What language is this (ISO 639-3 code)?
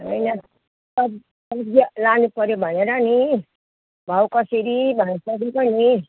nep